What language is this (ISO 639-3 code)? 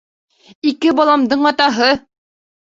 bak